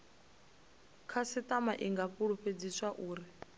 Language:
Venda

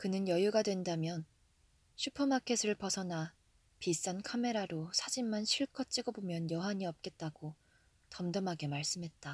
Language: Korean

